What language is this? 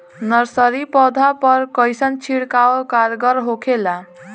Bhojpuri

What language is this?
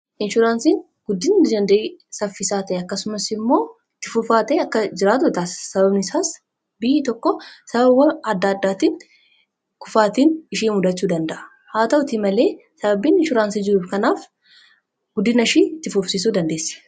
Oromo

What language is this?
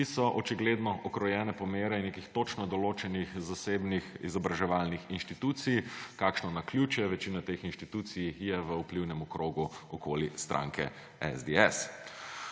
Slovenian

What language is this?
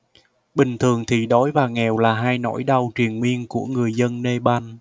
Vietnamese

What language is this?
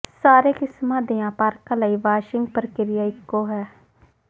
Punjabi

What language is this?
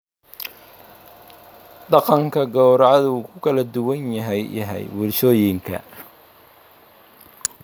Somali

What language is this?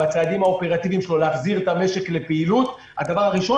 Hebrew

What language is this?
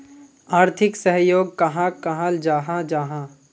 Magahi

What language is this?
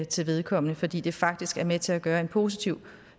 Danish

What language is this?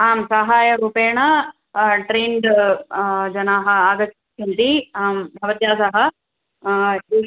Sanskrit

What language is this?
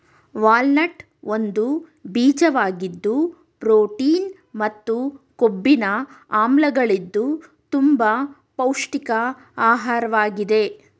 Kannada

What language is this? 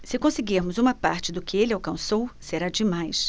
Portuguese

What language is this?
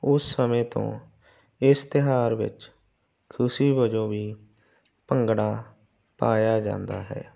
Punjabi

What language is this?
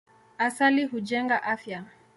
Swahili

